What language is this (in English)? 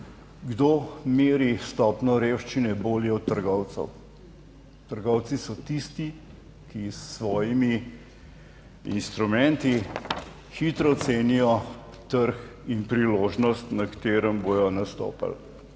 Slovenian